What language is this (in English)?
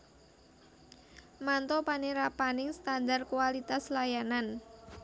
Javanese